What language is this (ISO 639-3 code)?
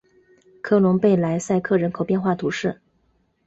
zho